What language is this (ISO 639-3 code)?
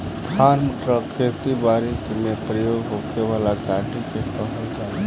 bho